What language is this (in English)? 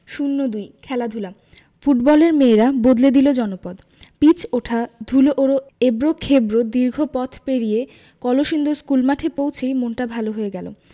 Bangla